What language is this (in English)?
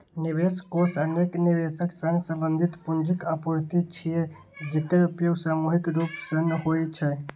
Maithili